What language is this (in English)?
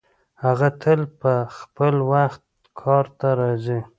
Pashto